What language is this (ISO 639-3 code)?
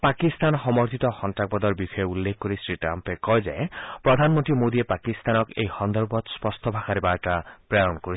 asm